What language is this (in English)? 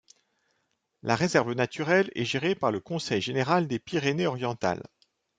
French